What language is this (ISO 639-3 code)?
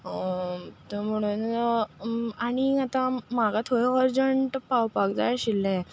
kok